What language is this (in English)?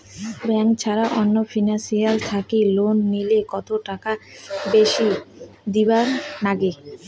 Bangla